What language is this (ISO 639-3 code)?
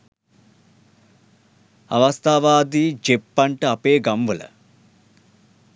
sin